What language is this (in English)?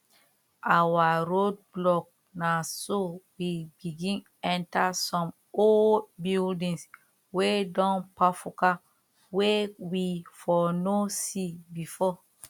Nigerian Pidgin